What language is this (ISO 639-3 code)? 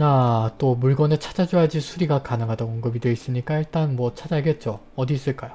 kor